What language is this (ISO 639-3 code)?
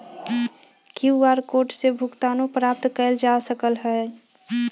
mag